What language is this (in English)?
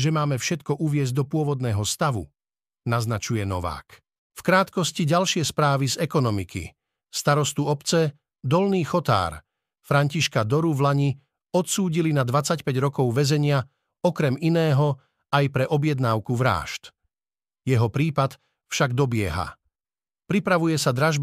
Slovak